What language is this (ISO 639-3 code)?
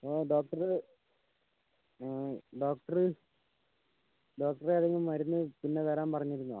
mal